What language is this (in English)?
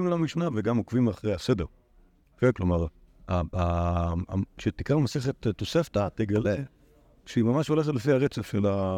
Hebrew